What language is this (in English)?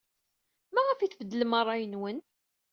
Kabyle